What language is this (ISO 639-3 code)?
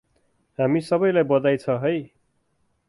nep